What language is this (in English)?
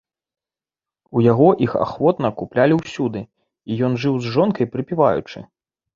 Belarusian